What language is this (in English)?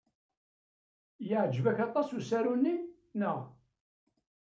Kabyle